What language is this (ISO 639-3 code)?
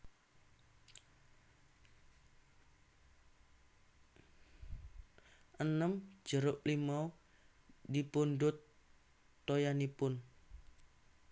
jav